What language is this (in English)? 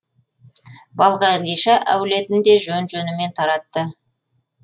Kazakh